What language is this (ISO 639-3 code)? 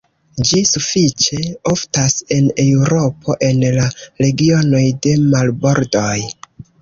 epo